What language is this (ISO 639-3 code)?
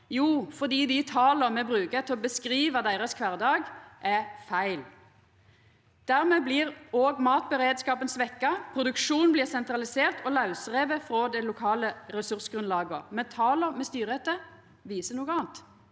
nor